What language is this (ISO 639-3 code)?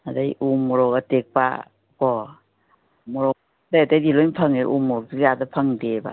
mni